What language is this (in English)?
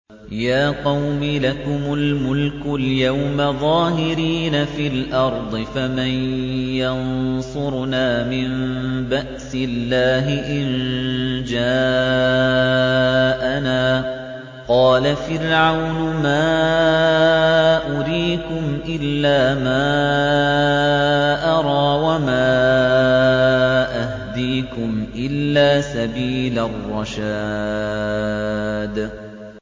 Arabic